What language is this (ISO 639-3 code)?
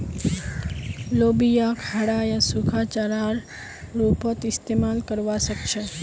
mag